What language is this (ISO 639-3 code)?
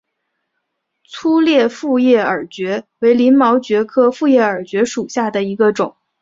zho